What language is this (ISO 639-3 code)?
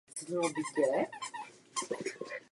ces